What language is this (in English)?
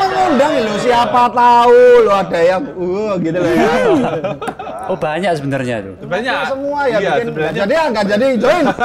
Indonesian